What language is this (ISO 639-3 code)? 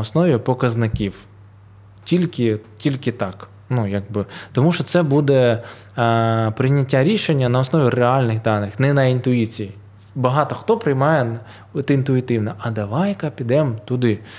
ukr